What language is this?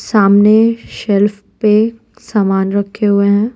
Hindi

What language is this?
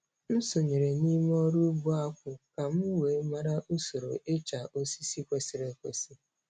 Igbo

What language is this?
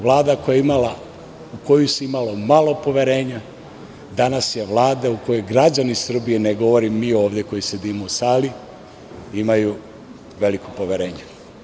Serbian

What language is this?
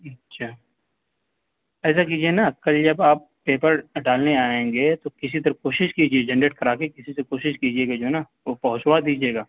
Urdu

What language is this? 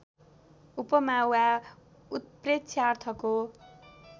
Nepali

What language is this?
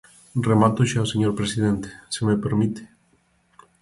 Galician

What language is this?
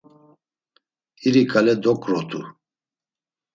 Laz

